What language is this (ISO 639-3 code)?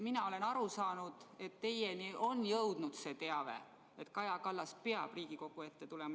est